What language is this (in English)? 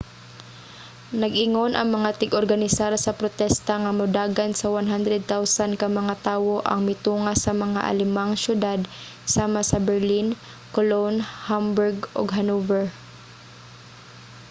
Cebuano